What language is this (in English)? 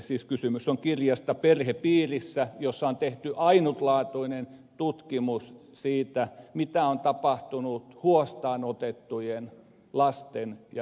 Finnish